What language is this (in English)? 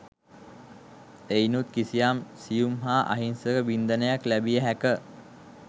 Sinhala